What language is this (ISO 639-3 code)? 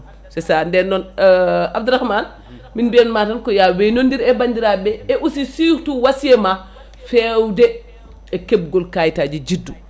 ful